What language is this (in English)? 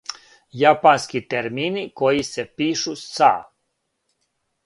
Serbian